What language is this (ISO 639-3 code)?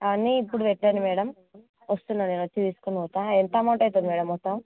tel